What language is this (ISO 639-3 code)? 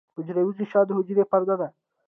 pus